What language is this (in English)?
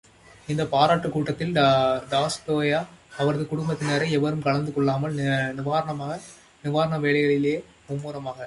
Tamil